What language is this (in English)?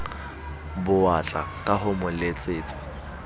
Southern Sotho